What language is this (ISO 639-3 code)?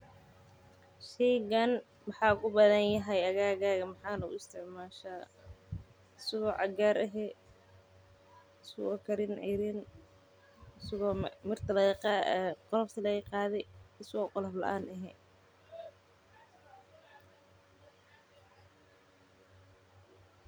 som